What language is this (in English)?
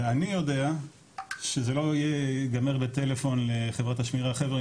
Hebrew